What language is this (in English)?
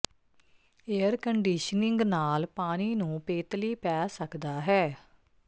Punjabi